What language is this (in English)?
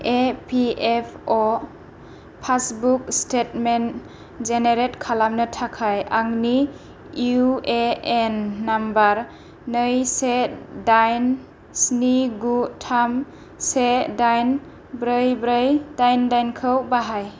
Bodo